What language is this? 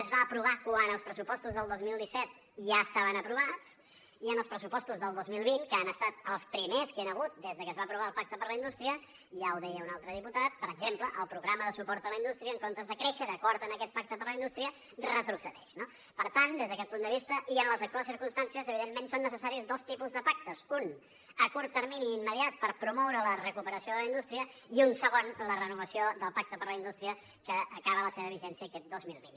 Catalan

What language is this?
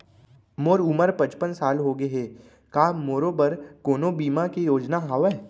Chhattisgarhi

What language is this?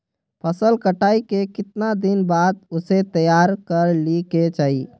Magahi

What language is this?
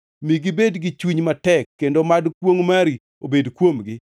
Luo (Kenya and Tanzania)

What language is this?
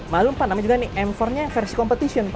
Indonesian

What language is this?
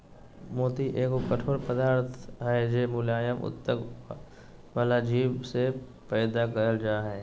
Magahi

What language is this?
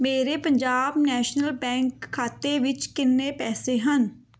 Punjabi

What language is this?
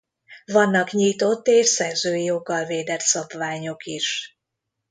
Hungarian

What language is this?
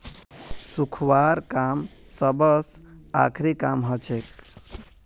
Magahi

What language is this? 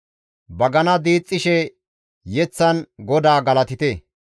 Gamo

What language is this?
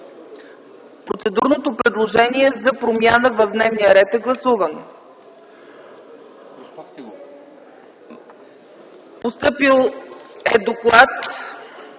Bulgarian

